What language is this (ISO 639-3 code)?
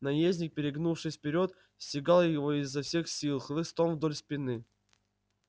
rus